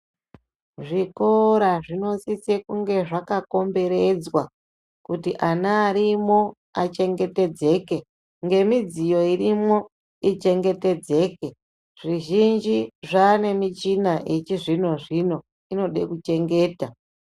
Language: Ndau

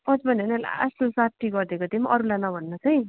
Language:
Nepali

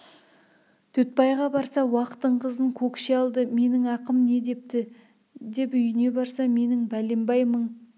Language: Kazakh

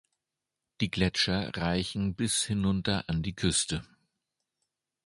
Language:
German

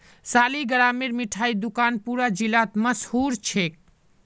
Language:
Magahi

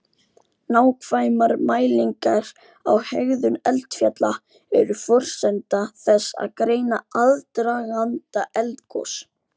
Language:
Icelandic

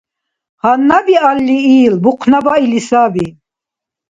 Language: Dargwa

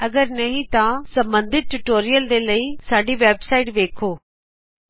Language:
Punjabi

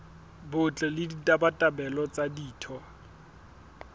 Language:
Southern Sotho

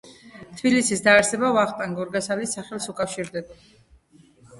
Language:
Georgian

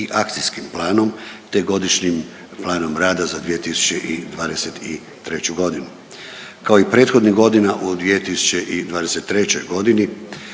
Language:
Croatian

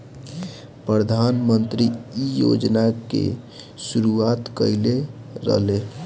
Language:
Bhojpuri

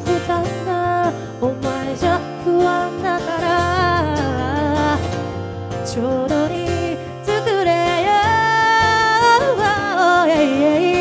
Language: Japanese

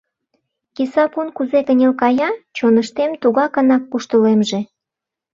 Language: Mari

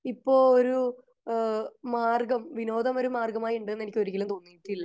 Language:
Malayalam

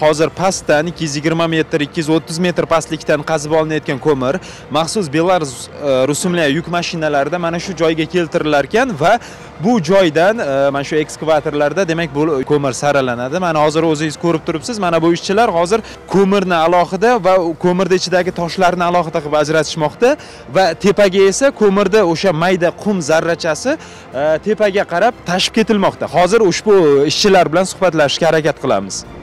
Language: Turkish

